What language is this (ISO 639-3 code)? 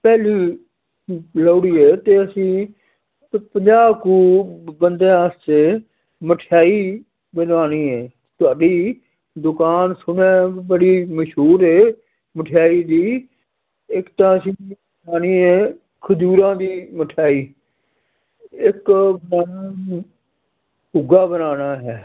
pan